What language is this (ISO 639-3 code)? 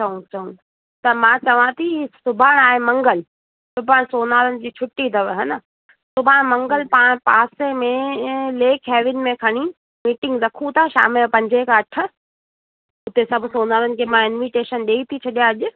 snd